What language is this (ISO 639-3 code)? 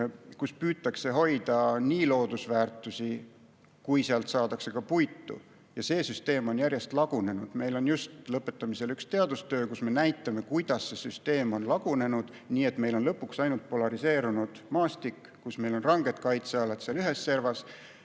est